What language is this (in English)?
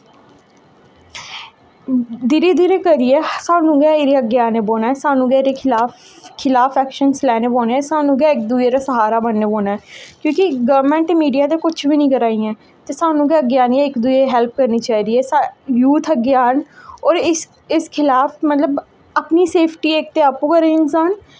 Dogri